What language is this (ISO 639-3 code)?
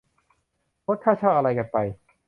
tha